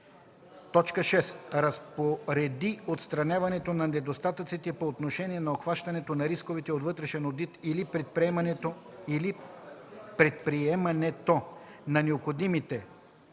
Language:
Bulgarian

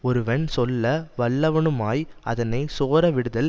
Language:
Tamil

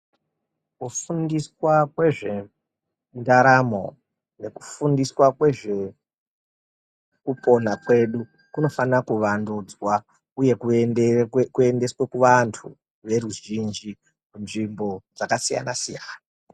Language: Ndau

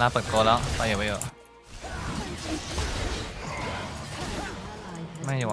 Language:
Thai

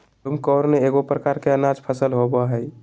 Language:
Magahi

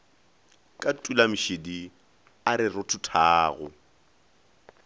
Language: Northern Sotho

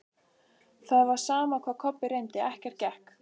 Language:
Icelandic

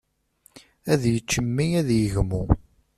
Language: Kabyle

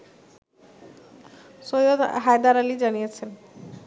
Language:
Bangla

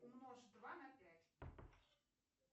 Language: Russian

